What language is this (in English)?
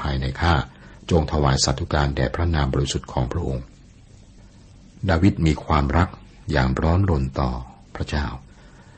Thai